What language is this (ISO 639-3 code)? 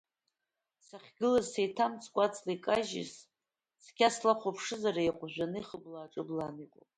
abk